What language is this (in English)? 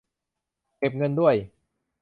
Thai